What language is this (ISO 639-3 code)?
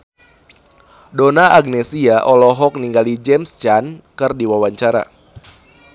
sun